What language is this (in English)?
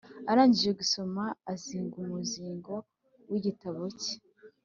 Kinyarwanda